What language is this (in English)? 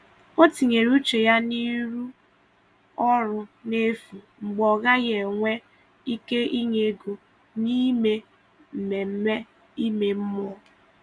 Igbo